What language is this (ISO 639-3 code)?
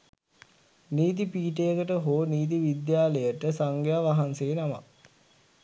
sin